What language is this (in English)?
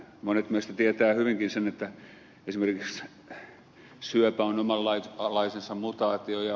Finnish